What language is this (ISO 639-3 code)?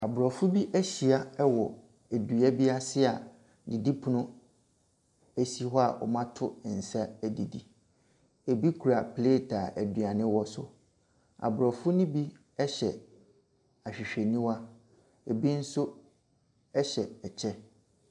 aka